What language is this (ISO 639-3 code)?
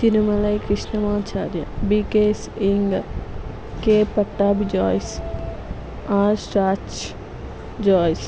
tel